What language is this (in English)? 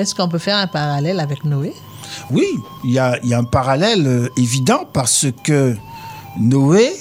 French